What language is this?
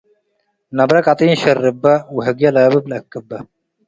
Tigre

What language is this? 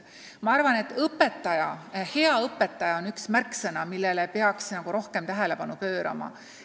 Estonian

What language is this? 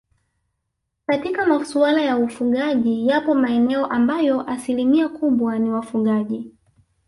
Swahili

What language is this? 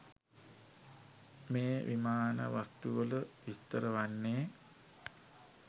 Sinhala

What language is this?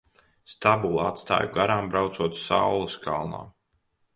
Latvian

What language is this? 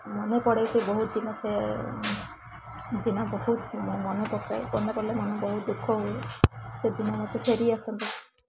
Odia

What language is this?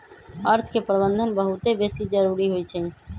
Magahi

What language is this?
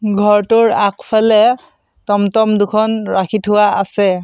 Assamese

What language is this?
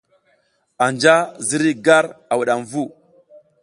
South Giziga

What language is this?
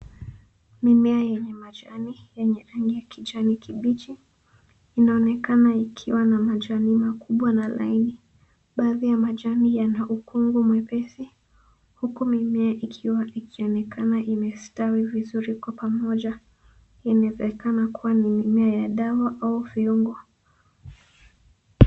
Swahili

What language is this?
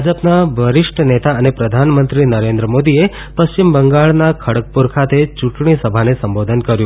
Gujarati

